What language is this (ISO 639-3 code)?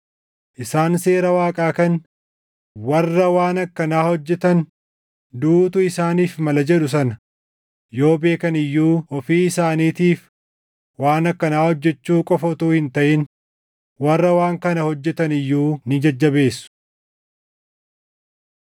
orm